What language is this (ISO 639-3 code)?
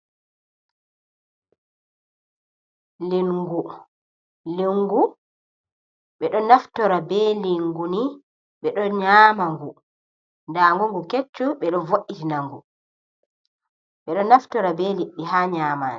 ful